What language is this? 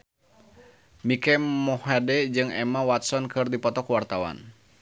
Sundanese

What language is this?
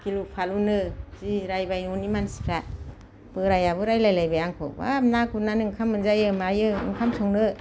Bodo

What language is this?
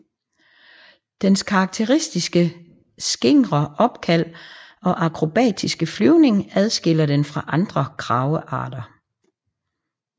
Danish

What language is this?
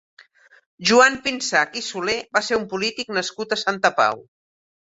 Catalan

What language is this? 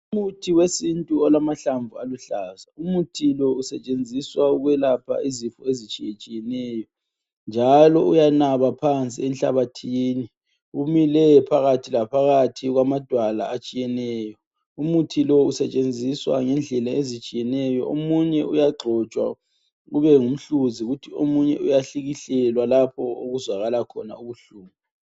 North Ndebele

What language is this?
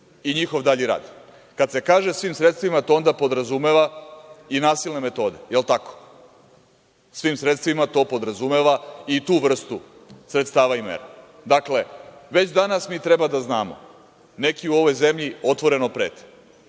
Serbian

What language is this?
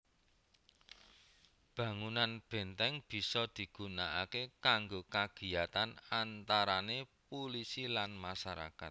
Javanese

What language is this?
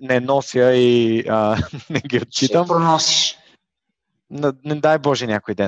Bulgarian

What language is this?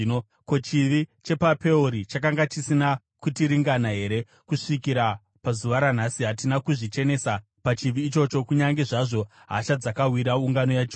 Shona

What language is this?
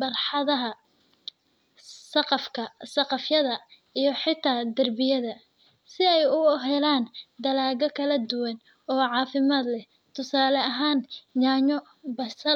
Somali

